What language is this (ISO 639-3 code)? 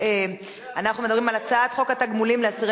heb